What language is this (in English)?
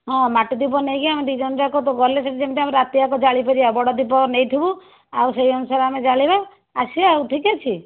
Odia